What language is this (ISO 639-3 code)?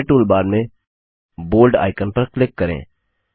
hin